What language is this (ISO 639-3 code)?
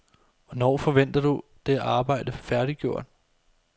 dan